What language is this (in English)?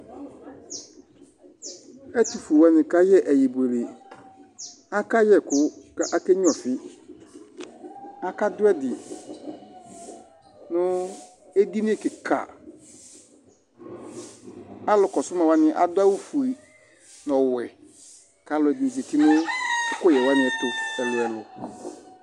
Ikposo